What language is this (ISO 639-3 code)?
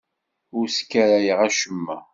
kab